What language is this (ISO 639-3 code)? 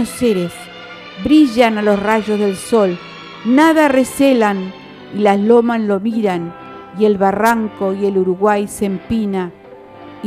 spa